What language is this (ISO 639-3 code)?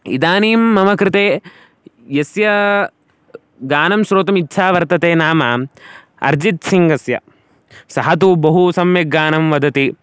san